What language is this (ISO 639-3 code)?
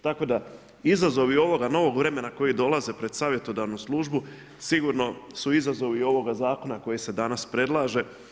hrv